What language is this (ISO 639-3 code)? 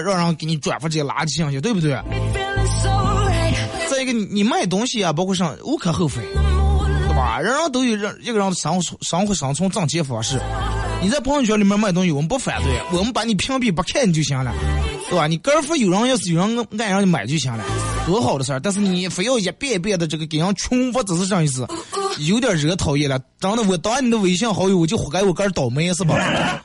zho